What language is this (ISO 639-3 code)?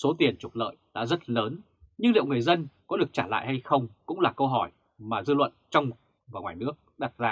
vie